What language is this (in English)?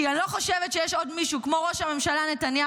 Hebrew